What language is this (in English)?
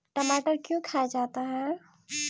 Magahi